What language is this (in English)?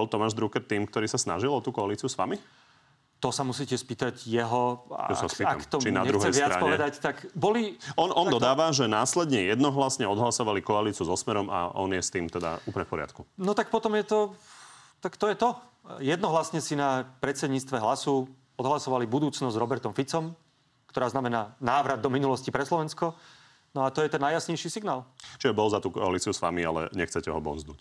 Slovak